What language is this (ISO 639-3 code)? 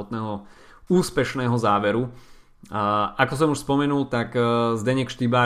slk